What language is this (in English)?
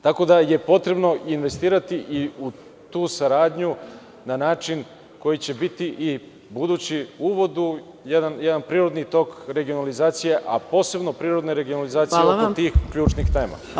Serbian